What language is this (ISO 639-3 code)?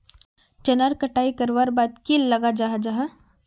mag